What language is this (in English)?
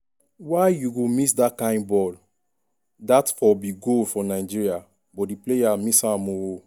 Nigerian Pidgin